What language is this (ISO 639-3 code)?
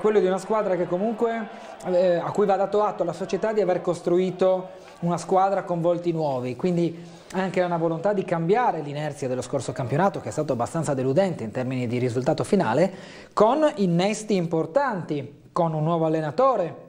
ita